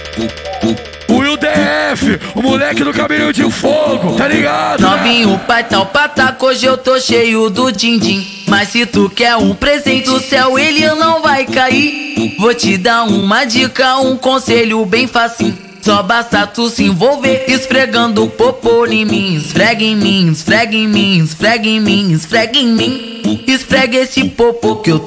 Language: Portuguese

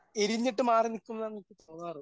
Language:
Malayalam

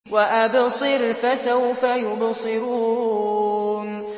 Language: Arabic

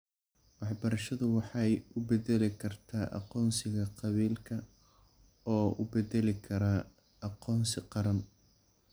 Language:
Somali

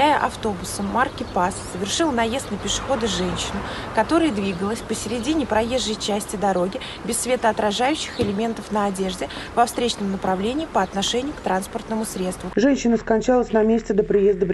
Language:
Russian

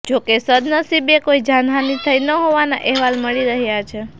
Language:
Gujarati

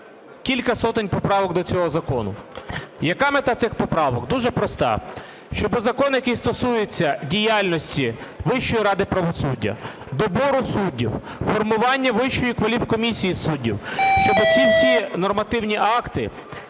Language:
Ukrainian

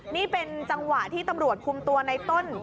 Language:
Thai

